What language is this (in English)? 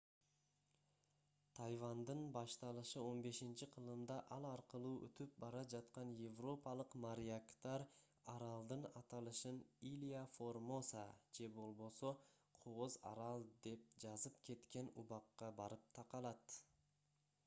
Kyrgyz